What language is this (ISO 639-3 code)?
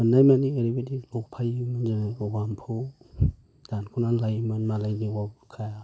brx